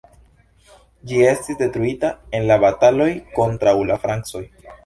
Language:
Esperanto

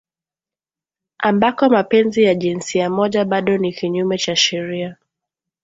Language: Swahili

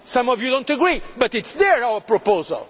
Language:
English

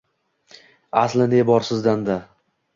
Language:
Uzbek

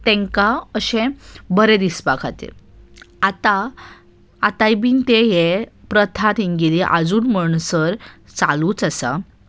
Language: Konkani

